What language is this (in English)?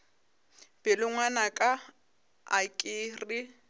Northern Sotho